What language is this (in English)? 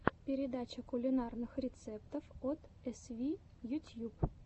Russian